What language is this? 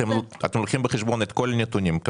Hebrew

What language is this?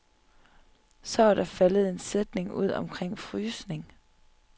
Danish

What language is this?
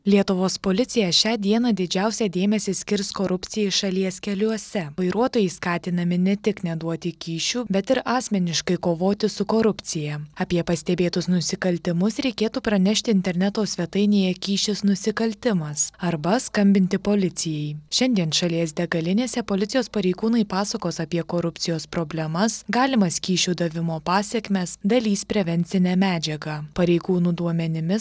Lithuanian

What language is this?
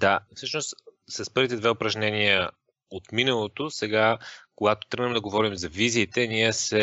Bulgarian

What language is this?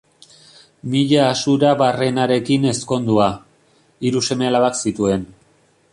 Basque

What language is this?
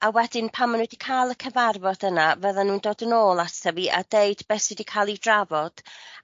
Welsh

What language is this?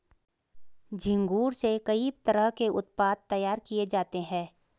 Hindi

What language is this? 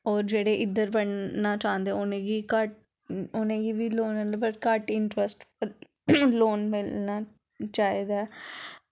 Dogri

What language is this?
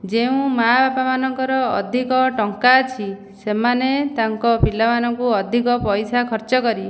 Odia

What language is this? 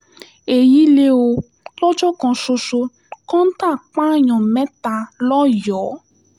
Yoruba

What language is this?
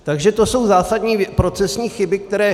Czech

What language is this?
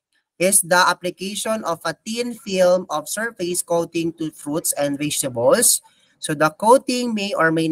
Filipino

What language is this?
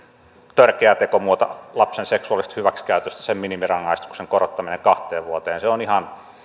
Finnish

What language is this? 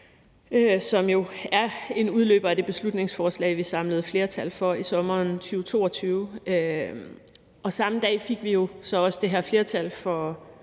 Danish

